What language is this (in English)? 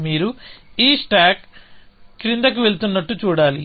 Telugu